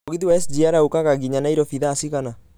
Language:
Kikuyu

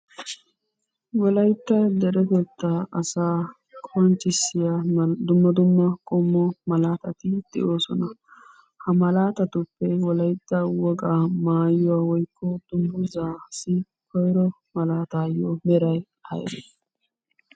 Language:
Wolaytta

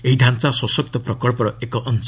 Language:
Odia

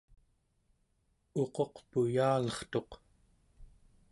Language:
Central Yupik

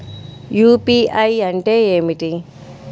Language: Telugu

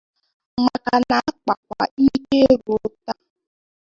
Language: Igbo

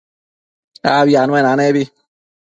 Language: Matsés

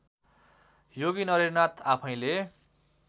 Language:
Nepali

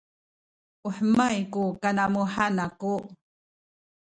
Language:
Sakizaya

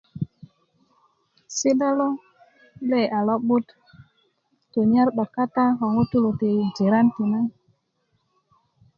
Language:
Kuku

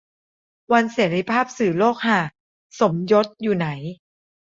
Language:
Thai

